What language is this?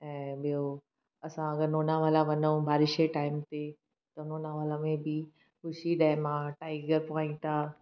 Sindhi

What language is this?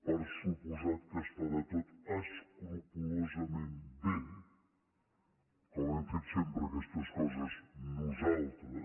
Catalan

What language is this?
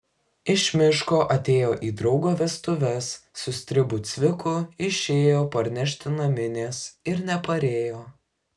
Lithuanian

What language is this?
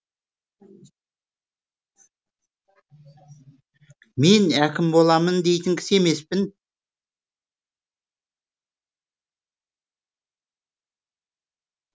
Kazakh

